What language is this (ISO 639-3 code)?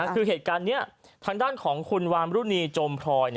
tha